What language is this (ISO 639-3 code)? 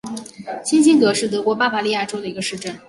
zho